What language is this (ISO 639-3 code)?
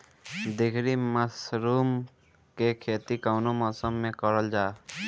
bho